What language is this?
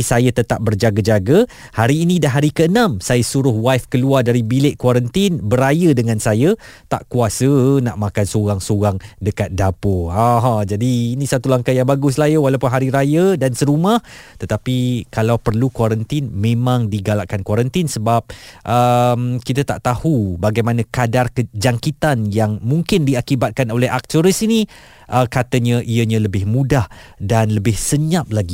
Malay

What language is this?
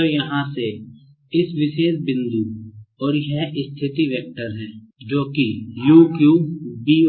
Hindi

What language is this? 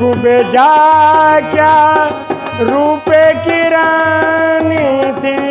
Hindi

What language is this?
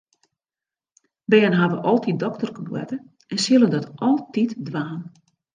Western Frisian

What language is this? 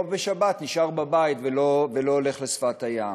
Hebrew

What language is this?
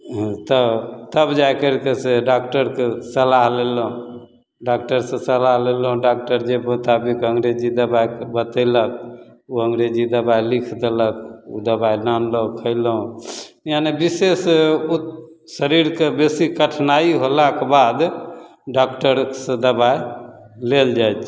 Maithili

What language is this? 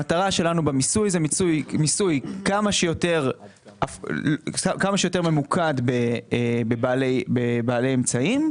Hebrew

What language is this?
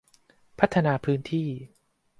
Thai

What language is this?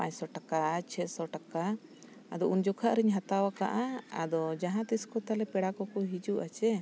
Santali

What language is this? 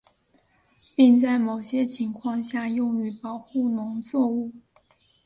Chinese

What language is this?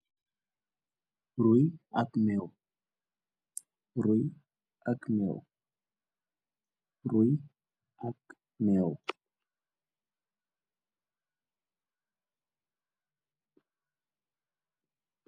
Wolof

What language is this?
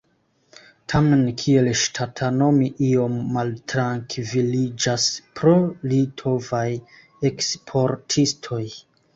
Esperanto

